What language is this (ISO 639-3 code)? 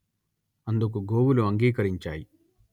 tel